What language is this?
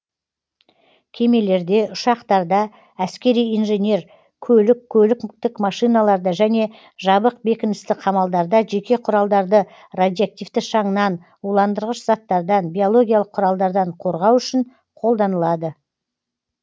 Kazakh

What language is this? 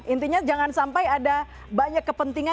Indonesian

